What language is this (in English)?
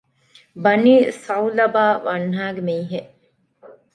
Divehi